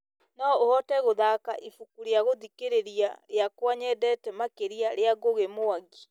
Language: Kikuyu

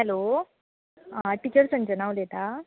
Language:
Konkani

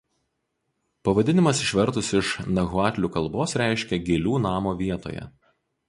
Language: Lithuanian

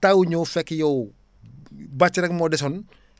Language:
Wolof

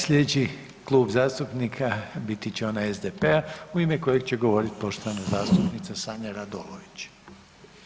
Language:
Croatian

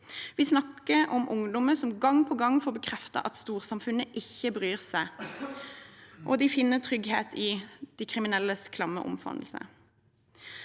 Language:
Norwegian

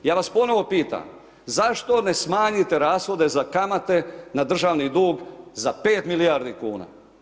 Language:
Croatian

